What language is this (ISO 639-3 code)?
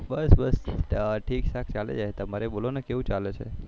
guj